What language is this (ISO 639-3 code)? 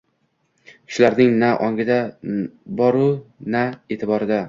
uzb